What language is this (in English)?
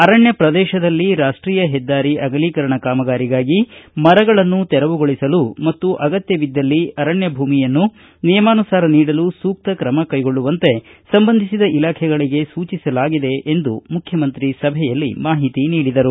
Kannada